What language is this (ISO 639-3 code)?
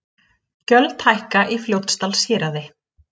isl